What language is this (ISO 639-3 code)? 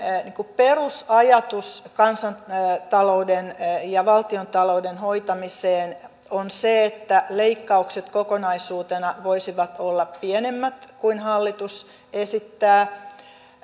fin